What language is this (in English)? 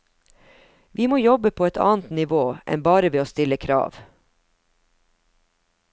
Norwegian